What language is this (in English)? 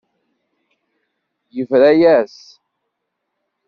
Kabyle